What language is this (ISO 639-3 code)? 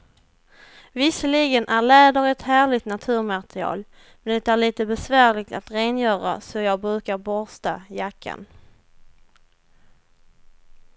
swe